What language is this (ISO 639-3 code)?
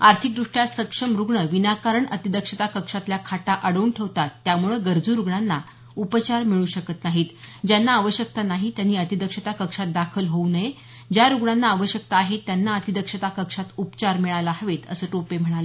mar